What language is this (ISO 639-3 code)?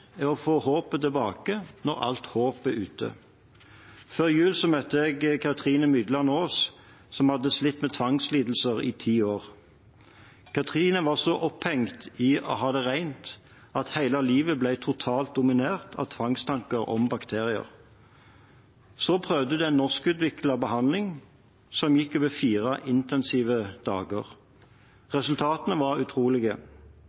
nob